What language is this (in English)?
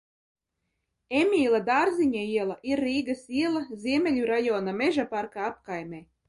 Latvian